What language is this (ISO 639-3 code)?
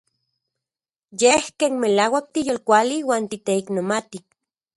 ncx